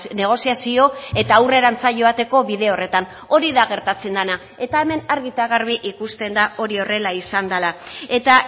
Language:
Basque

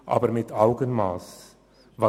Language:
Swiss German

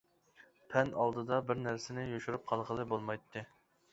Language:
Uyghur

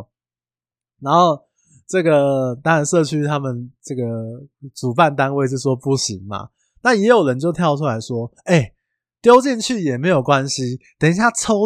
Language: Chinese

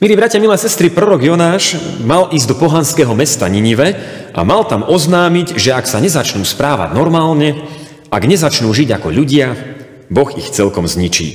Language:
Slovak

